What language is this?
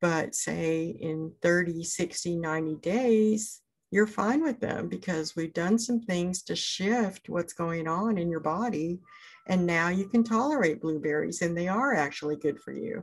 English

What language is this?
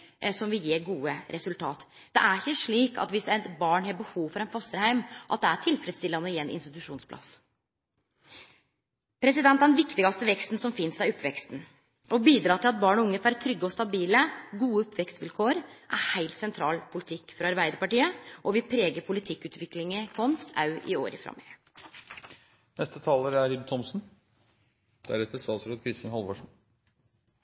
Norwegian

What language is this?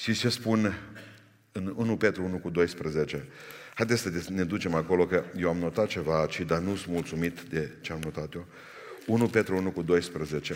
Romanian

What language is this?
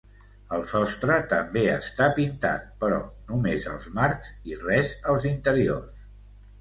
Catalan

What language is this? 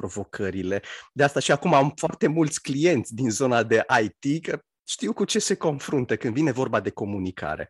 Romanian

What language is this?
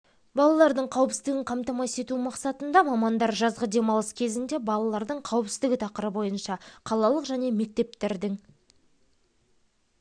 Kazakh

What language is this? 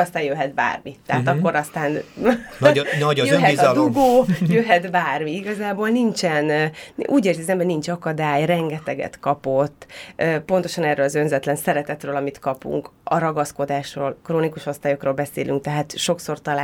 Hungarian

